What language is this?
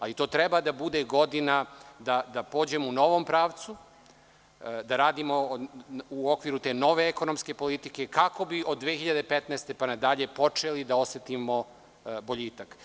Serbian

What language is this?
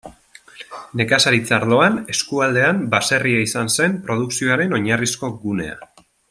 Basque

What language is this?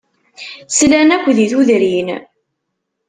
Kabyle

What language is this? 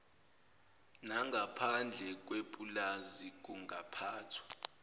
Zulu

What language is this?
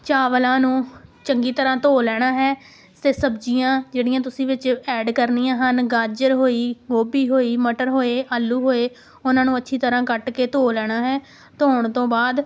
Punjabi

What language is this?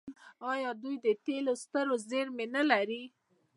Pashto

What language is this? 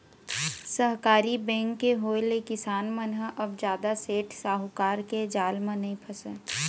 Chhattisgarhi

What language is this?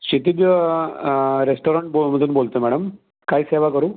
Marathi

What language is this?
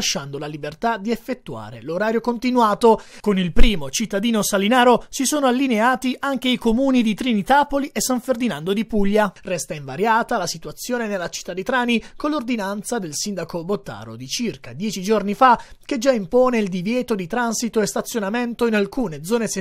Italian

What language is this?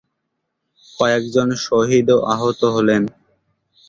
Bangla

